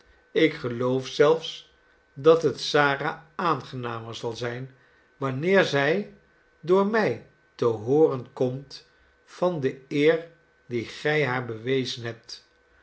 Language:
Dutch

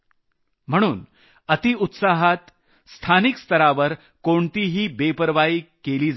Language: Marathi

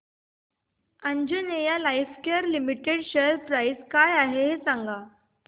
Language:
Marathi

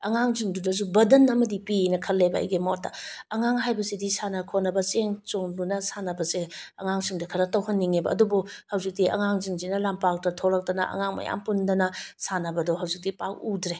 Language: Manipuri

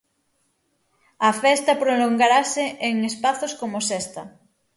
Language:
Galician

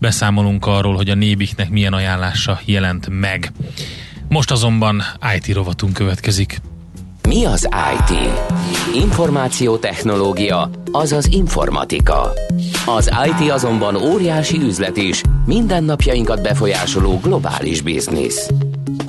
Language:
Hungarian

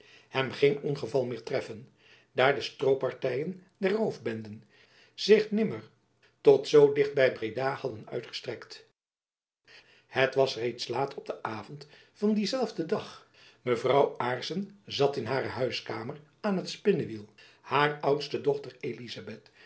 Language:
Dutch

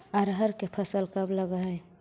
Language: Magahi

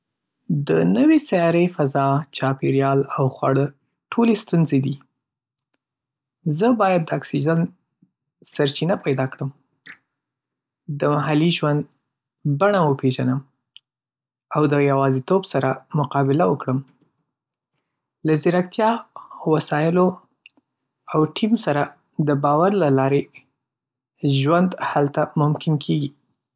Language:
Pashto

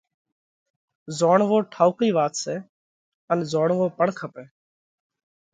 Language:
Parkari Koli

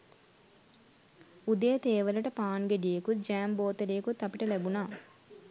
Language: Sinhala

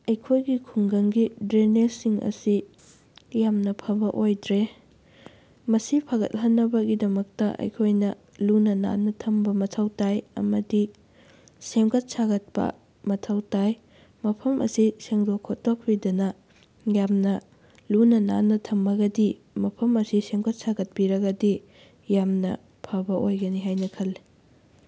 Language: Manipuri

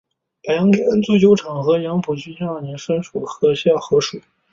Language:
Chinese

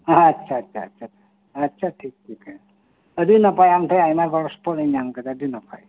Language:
Santali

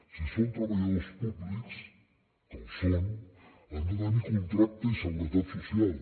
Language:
Catalan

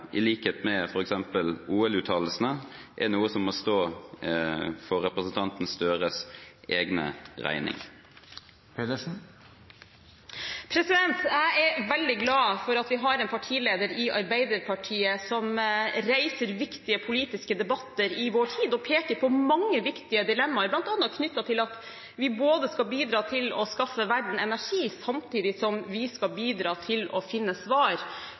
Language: Norwegian Bokmål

